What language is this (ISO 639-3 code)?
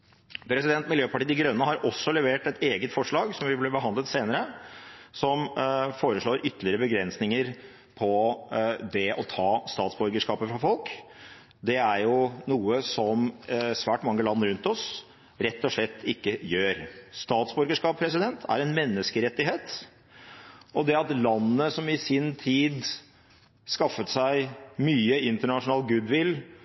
nob